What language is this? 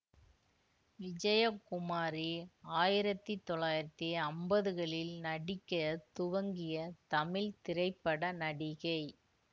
Tamil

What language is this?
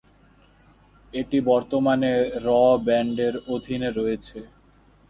Bangla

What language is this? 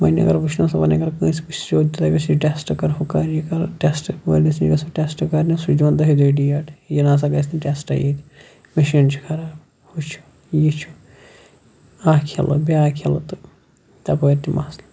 Kashmiri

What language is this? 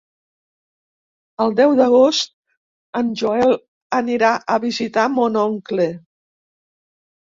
Catalan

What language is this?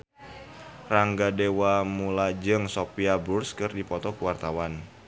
Sundanese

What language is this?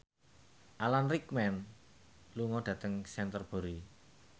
Javanese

